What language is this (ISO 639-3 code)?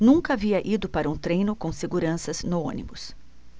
por